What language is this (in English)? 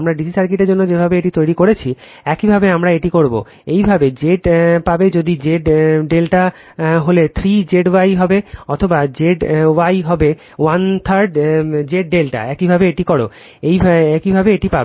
Bangla